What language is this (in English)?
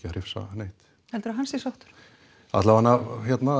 Icelandic